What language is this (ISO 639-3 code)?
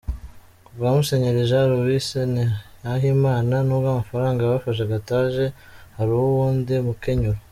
kin